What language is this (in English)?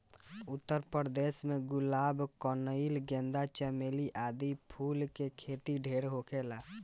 Bhojpuri